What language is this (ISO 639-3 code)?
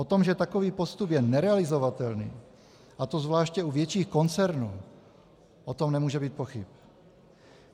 ces